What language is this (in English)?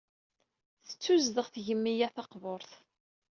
Kabyle